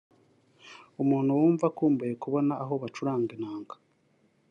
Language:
Kinyarwanda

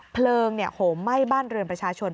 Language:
Thai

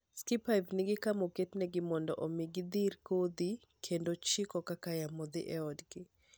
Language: Luo (Kenya and Tanzania)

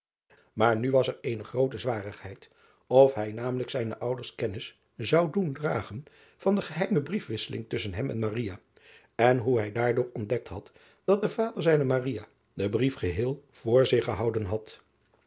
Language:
Dutch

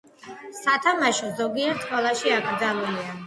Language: Georgian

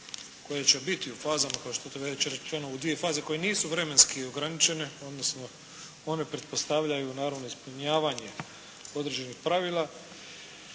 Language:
Croatian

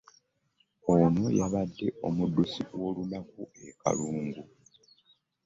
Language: Ganda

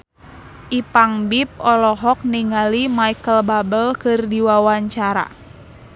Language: Sundanese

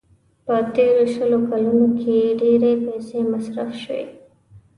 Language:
Pashto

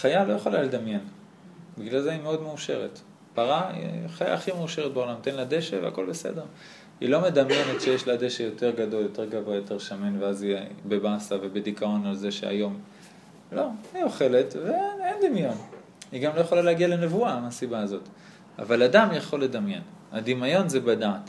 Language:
Hebrew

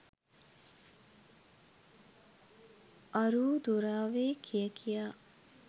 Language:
Sinhala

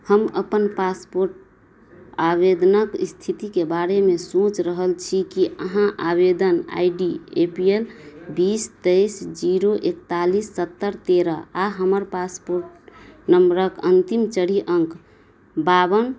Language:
Maithili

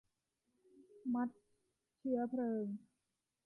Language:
Thai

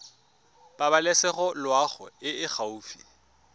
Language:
Tswana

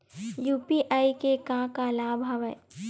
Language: Chhattisgarhi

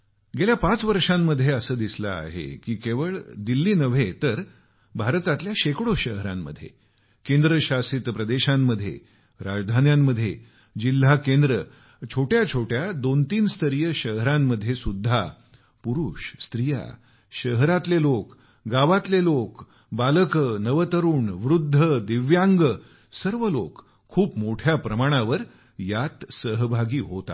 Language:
Marathi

